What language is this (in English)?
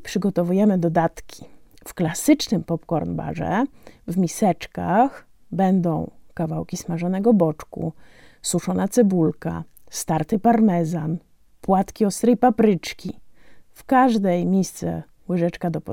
Polish